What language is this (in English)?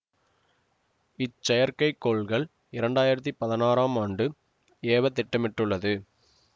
Tamil